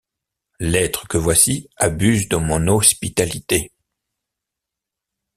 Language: French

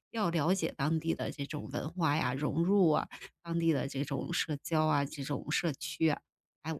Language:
Chinese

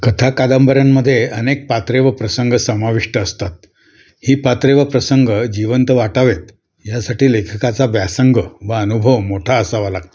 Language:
Marathi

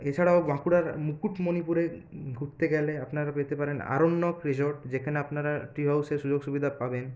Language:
Bangla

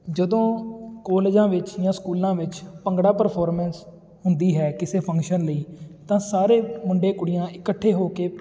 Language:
Punjabi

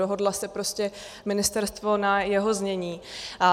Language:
Czech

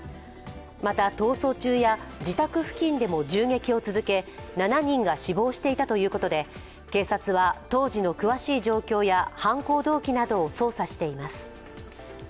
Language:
Japanese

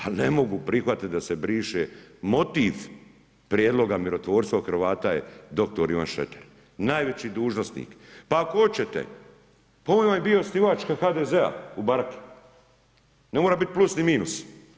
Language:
Croatian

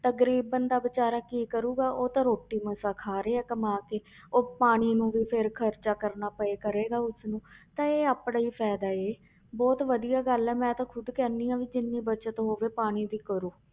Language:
Punjabi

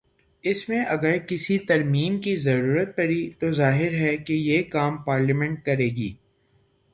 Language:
Urdu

